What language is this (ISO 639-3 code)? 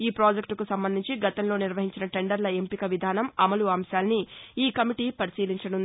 tel